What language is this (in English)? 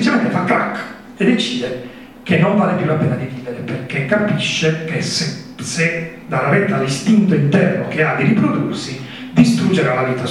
Italian